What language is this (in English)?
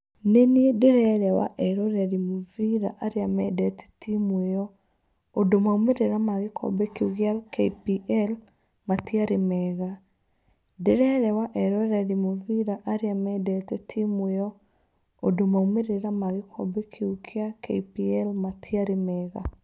Kikuyu